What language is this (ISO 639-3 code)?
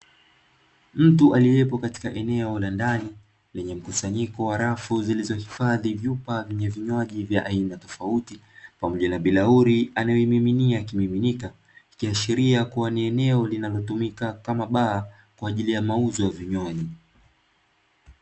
swa